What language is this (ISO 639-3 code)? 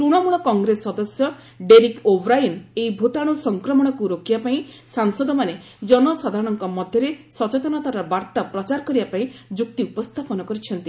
ori